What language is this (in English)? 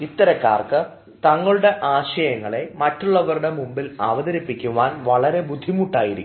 Malayalam